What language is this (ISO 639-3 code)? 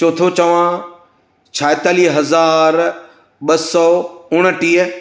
snd